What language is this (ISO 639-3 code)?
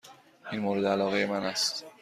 fas